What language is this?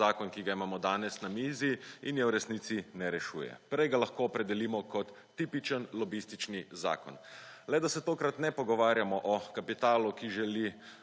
Slovenian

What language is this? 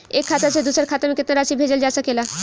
Bhojpuri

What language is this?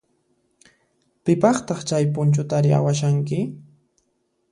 Puno Quechua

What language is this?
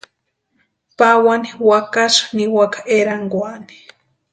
Western Highland Purepecha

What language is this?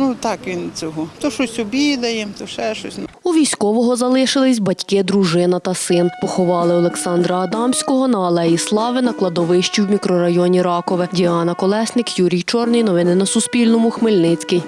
Ukrainian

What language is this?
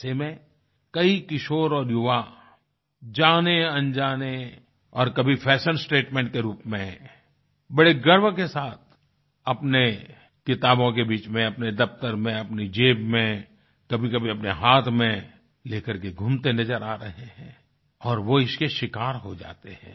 Hindi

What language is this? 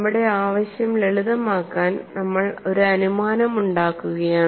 Malayalam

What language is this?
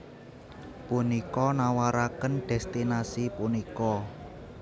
Javanese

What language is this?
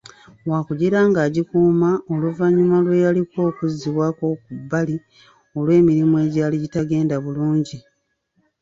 Ganda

